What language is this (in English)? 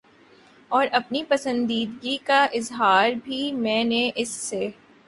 Urdu